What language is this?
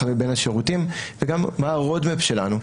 Hebrew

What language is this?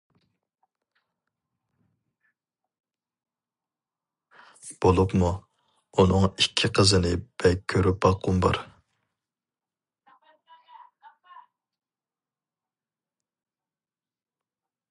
Uyghur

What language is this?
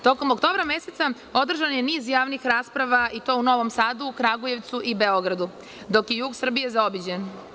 Serbian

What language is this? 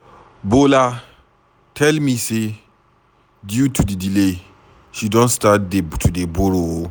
Nigerian Pidgin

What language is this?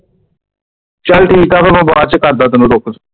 Punjabi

